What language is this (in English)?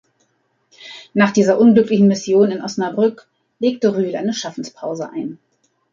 German